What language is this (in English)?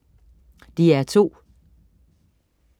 Danish